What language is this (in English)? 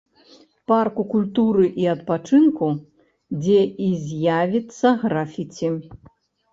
Belarusian